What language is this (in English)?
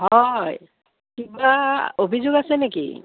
Assamese